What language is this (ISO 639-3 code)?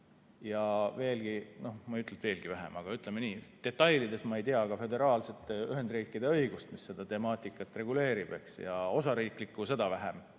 est